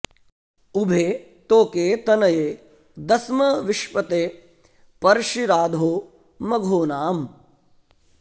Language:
Sanskrit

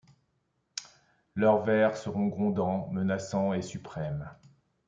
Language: French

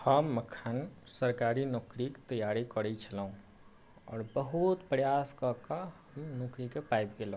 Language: Maithili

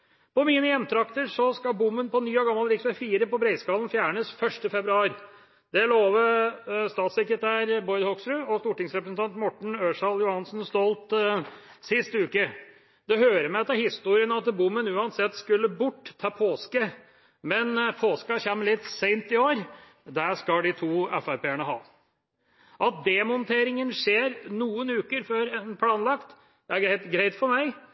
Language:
Norwegian Bokmål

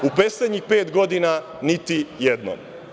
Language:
Serbian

